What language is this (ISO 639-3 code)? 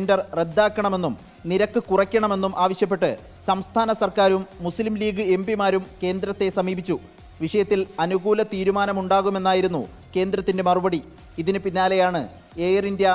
mal